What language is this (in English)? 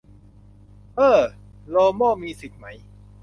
Thai